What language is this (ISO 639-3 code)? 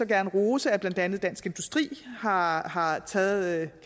dan